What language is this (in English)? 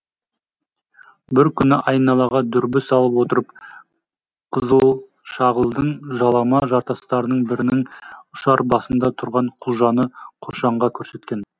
Kazakh